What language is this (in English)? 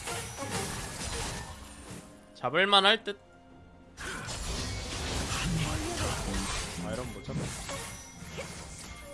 Korean